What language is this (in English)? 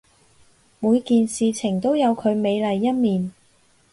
Cantonese